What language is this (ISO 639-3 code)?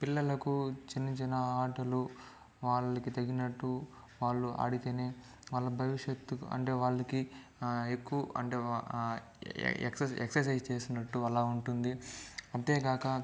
tel